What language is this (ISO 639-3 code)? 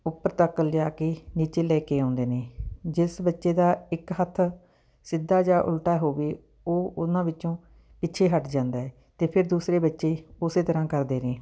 pan